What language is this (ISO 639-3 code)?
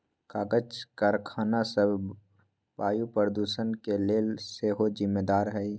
mag